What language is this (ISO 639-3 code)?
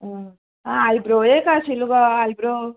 kok